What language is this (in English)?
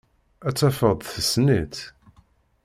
Kabyle